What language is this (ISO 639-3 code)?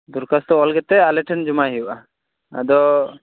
sat